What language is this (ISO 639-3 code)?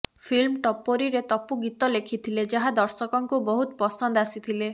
ori